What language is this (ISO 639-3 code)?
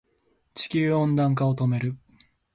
jpn